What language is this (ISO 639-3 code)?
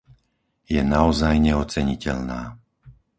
slk